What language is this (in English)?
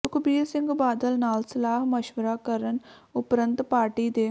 Punjabi